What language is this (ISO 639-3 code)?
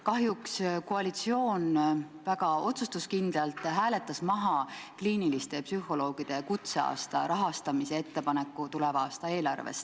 est